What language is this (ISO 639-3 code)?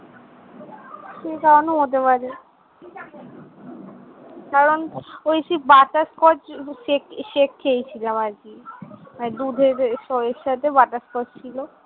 ben